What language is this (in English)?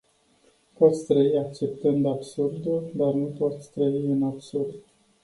Romanian